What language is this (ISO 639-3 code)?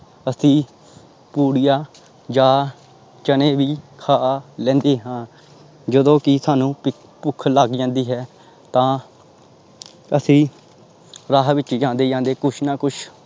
pan